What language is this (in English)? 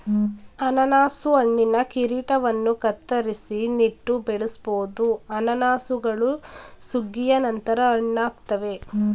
Kannada